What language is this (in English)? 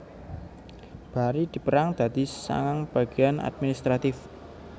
Javanese